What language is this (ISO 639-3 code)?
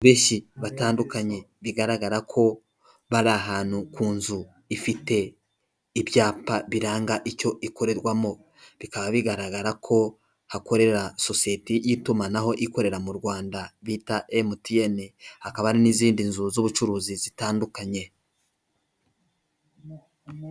kin